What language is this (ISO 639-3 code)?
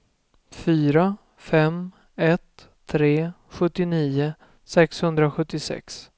swe